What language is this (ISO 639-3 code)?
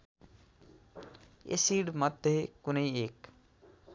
nep